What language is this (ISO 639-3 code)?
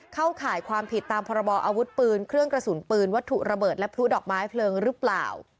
tha